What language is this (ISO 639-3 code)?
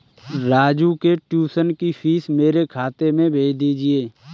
hin